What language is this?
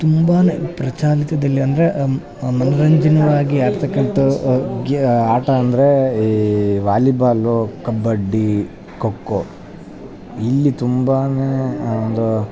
Kannada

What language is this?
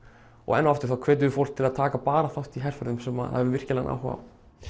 Icelandic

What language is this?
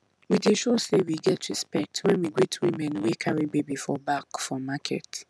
Nigerian Pidgin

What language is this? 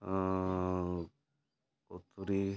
Odia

